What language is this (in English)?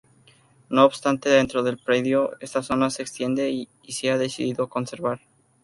Spanish